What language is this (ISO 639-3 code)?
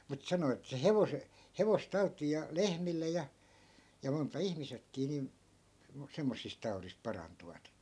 fin